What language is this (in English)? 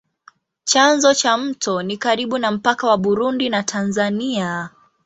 Swahili